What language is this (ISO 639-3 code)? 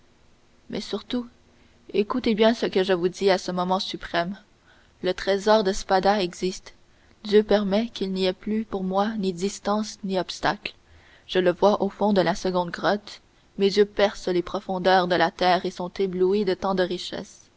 fra